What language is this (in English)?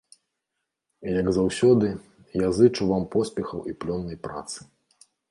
Belarusian